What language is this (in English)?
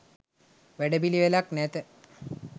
Sinhala